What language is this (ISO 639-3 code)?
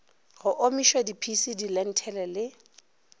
nso